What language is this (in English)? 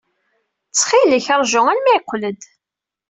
Kabyle